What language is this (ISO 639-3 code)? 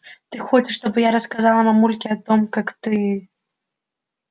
rus